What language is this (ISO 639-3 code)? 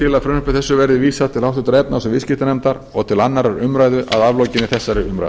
isl